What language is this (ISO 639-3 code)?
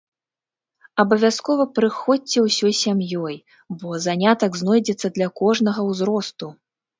bel